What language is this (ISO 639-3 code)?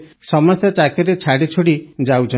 ori